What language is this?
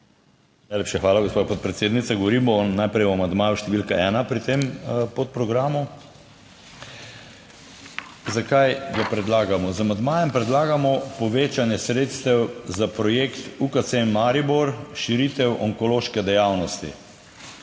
Slovenian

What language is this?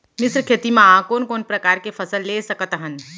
Chhattisgarhi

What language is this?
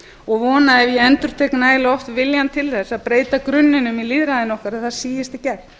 Icelandic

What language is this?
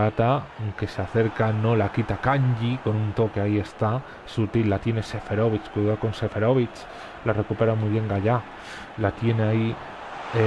Spanish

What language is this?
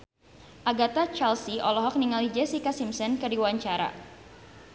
Sundanese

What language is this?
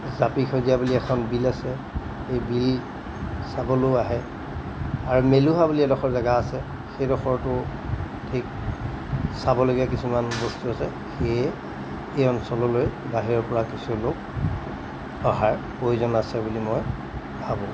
Assamese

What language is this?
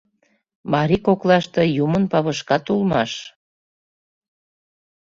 Mari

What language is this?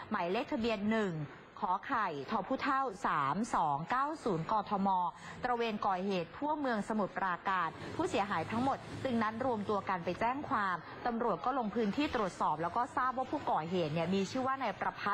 Thai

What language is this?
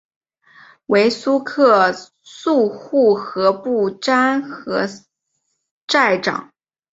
Chinese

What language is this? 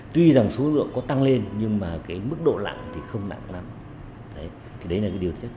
Vietnamese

